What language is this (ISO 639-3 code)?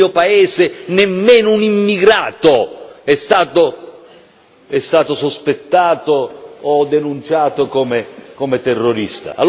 ita